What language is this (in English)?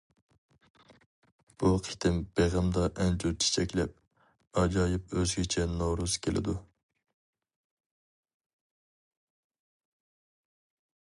Uyghur